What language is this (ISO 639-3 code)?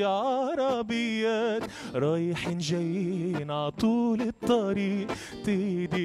ara